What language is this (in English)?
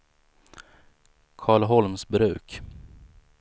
Swedish